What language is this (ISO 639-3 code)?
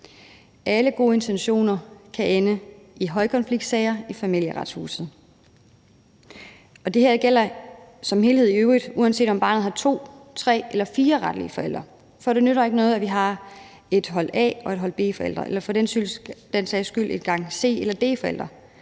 dan